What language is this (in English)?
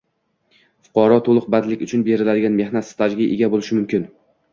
Uzbek